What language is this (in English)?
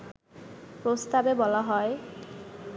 Bangla